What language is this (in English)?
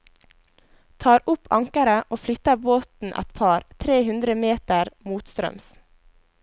Norwegian